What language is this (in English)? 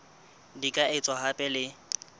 Southern Sotho